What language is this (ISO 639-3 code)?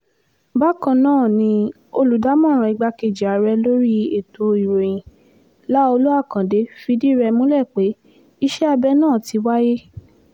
yor